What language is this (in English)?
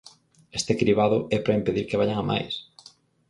Galician